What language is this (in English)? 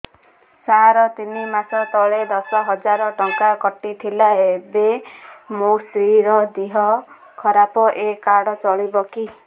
Odia